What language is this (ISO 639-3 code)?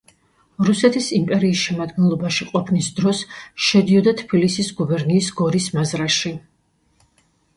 kat